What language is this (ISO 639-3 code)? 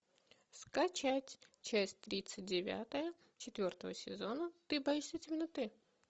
rus